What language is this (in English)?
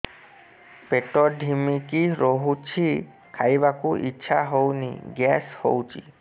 Odia